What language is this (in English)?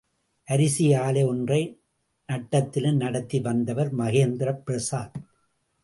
Tamil